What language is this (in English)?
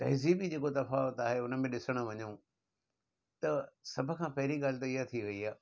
Sindhi